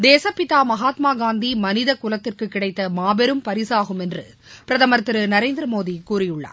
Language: Tamil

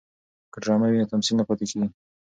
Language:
Pashto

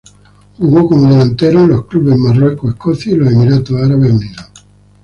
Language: Spanish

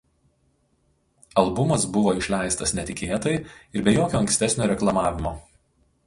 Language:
Lithuanian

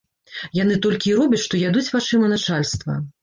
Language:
Belarusian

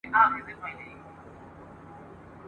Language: Pashto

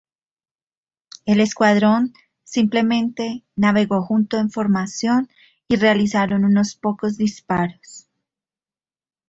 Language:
Spanish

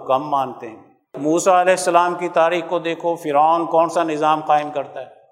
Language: Urdu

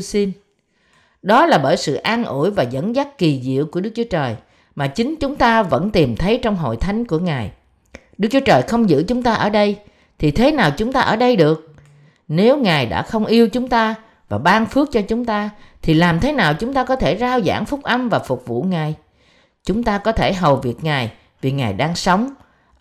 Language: Vietnamese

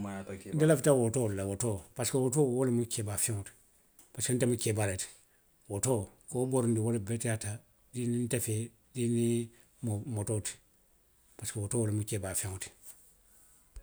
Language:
Western Maninkakan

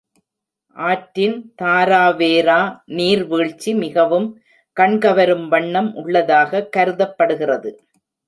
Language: Tamil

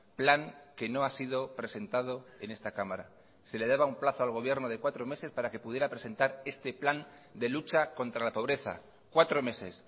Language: Spanish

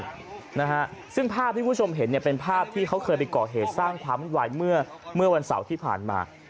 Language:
Thai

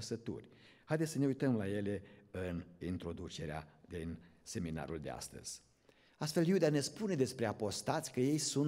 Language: Romanian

